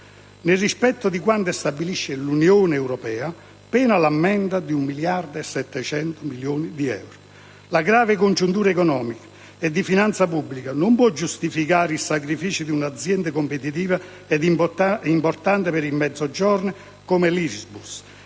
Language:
Italian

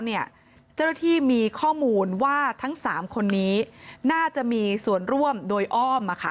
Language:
Thai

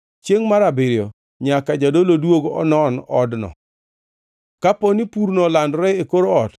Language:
Luo (Kenya and Tanzania)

